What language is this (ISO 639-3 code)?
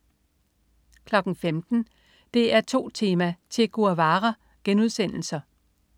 dan